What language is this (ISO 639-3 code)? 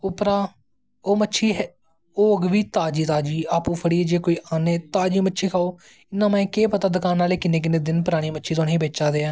doi